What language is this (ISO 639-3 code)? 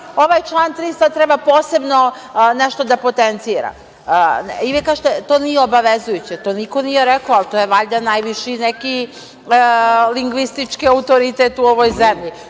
srp